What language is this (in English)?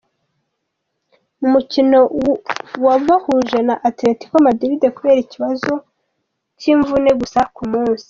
Kinyarwanda